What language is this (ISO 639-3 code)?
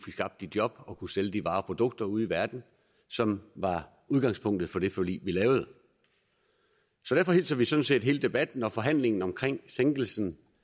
dan